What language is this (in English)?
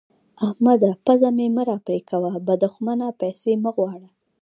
Pashto